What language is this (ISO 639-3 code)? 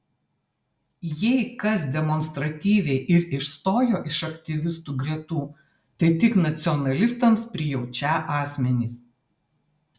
lit